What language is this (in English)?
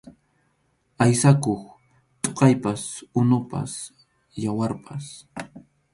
Arequipa-La Unión Quechua